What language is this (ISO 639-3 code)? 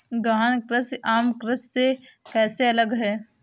hin